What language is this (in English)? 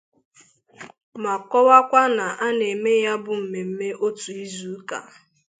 Igbo